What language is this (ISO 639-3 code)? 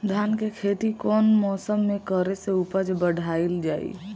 bho